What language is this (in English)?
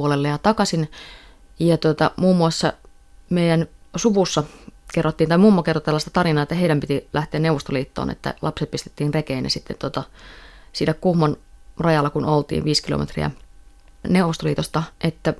Finnish